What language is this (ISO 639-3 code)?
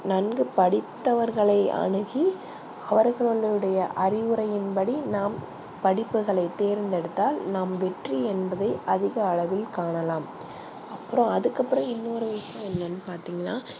tam